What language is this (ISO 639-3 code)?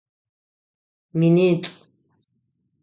ady